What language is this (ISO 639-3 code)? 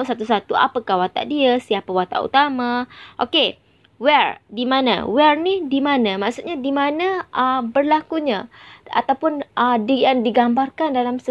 msa